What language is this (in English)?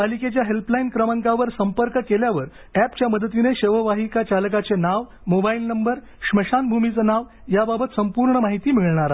Marathi